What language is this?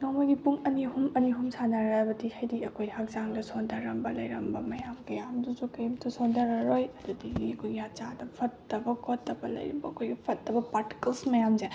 Manipuri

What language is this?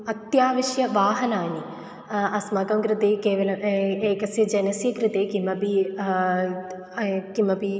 Sanskrit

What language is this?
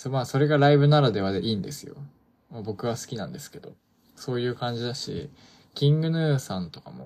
Japanese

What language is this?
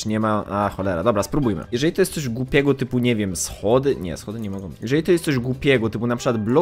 Polish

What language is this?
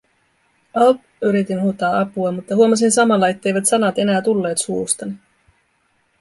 Finnish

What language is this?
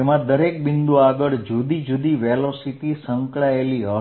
Gujarati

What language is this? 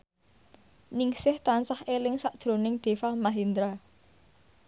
Javanese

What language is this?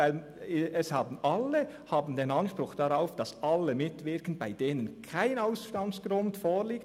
Swiss German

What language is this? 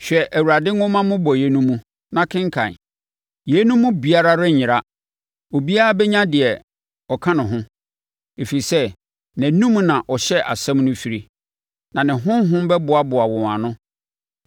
Akan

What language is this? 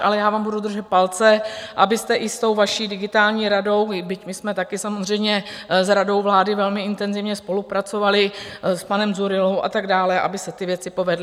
Czech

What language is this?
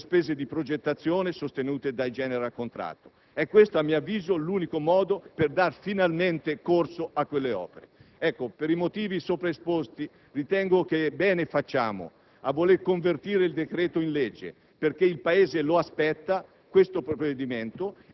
Italian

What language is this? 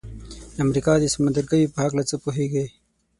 Pashto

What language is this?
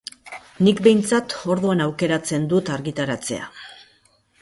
Basque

